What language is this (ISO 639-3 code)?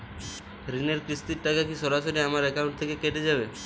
ben